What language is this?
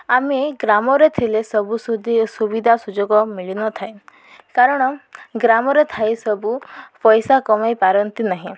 Odia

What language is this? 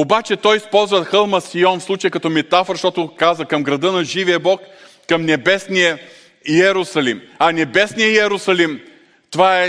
Bulgarian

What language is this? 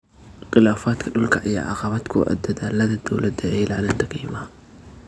Somali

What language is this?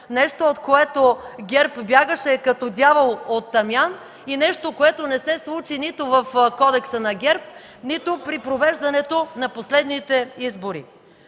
Bulgarian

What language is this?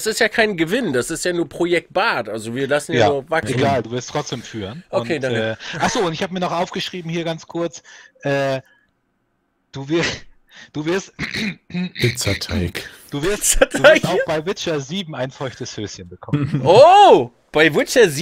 German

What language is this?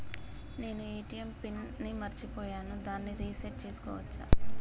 Telugu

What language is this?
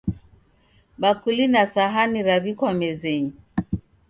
Taita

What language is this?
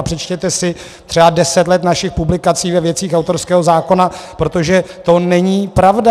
Czech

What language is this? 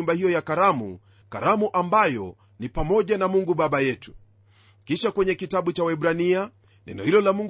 Swahili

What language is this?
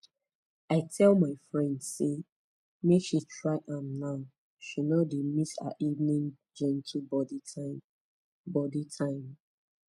Nigerian Pidgin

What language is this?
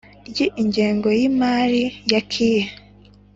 Kinyarwanda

